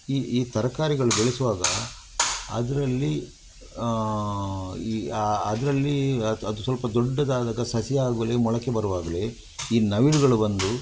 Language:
Kannada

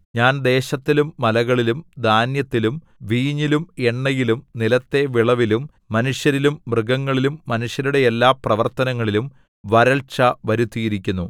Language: Malayalam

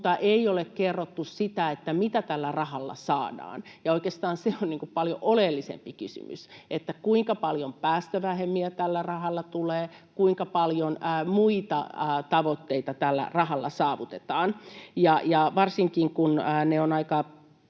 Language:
Finnish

